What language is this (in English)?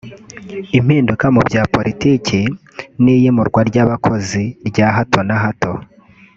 Kinyarwanda